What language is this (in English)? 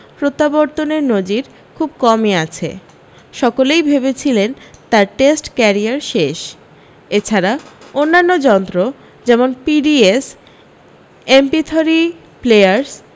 Bangla